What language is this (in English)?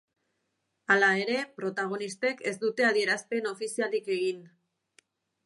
Basque